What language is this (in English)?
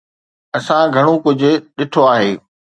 Sindhi